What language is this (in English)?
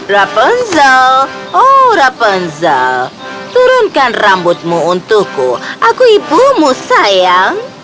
Indonesian